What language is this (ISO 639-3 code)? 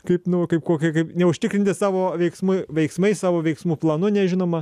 lit